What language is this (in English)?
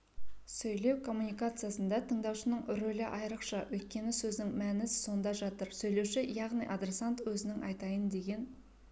Kazakh